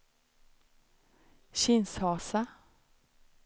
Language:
Swedish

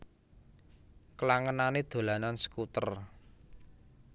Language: Javanese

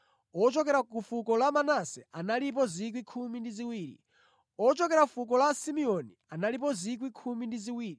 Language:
Nyanja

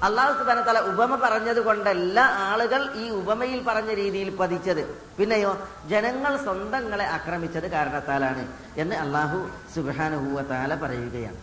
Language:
Malayalam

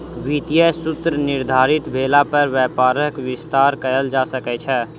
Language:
Maithili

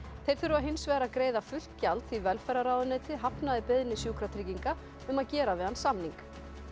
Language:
Icelandic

